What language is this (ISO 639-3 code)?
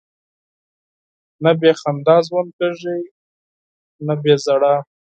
pus